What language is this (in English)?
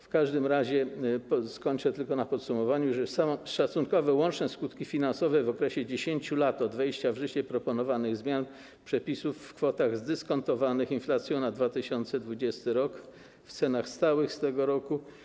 Polish